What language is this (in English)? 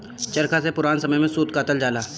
Bhojpuri